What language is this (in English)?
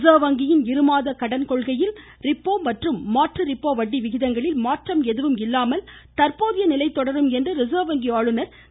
Tamil